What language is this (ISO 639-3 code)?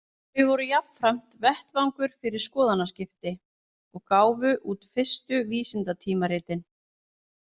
isl